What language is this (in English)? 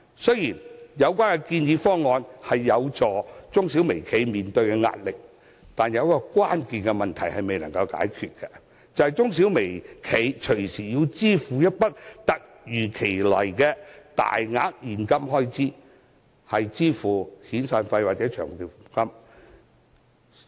Cantonese